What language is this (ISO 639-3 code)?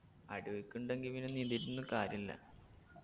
mal